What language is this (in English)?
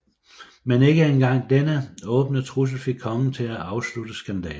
Danish